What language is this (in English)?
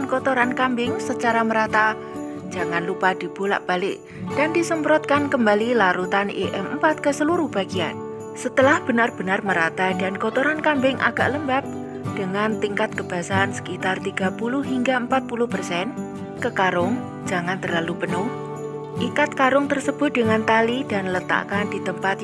Indonesian